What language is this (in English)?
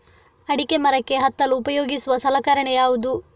Kannada